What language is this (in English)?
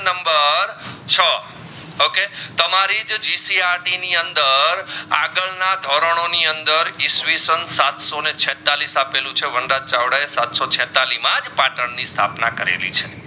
Gujarati